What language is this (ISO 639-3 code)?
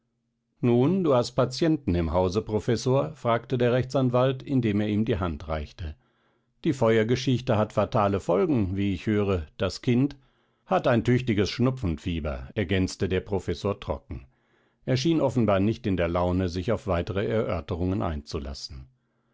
deu